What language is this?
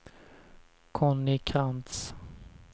Swedish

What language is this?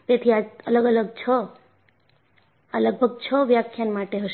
Gujarati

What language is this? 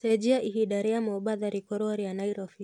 Kikuyu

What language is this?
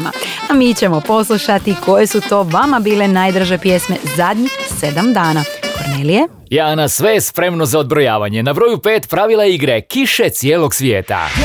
Croatian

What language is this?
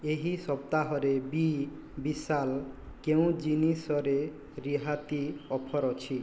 Odia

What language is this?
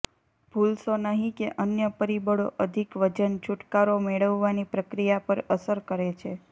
Gujarati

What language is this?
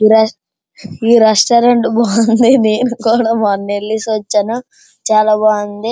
Telugu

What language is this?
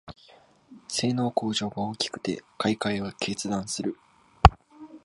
Japanese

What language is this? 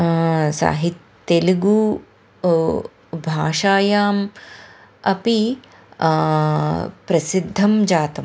Sanskrit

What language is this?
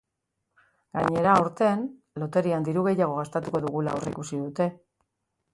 Basque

